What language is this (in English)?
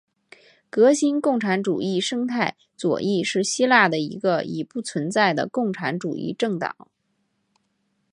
Chinese